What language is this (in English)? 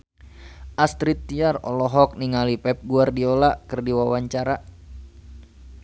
Sundanese